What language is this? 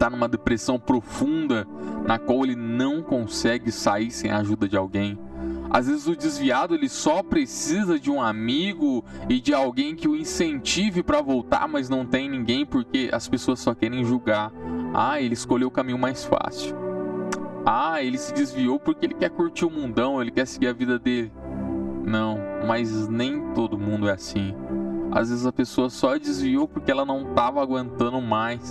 Portuguese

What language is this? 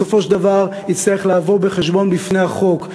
Hebrew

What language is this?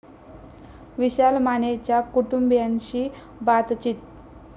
Marathi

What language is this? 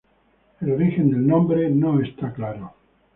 Spanish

